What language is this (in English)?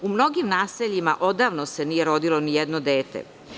Serbian